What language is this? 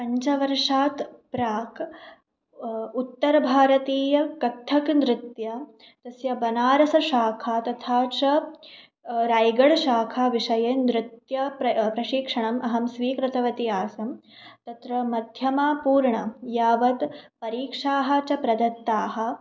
Sanskrit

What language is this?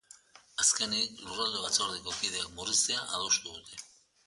Basque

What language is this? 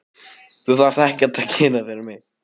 Icelandic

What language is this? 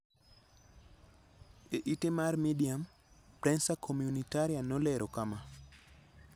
Luo (Kenya and Tanzania)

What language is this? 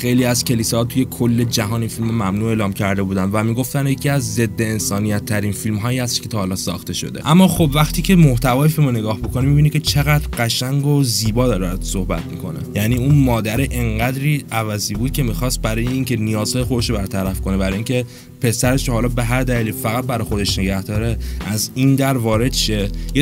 Persian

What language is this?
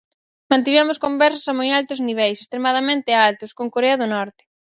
Galician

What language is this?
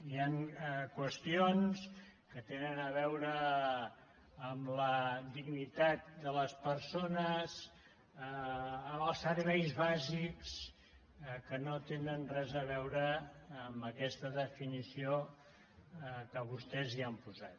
Catalan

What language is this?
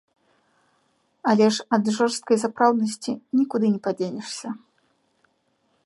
Belarusian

